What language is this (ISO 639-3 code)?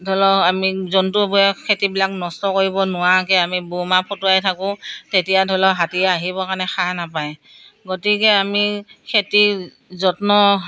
asm